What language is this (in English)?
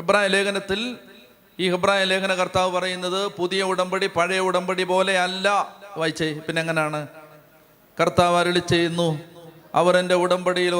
Malayalam